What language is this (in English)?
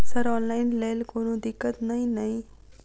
Maithili